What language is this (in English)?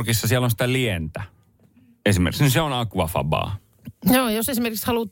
Finnish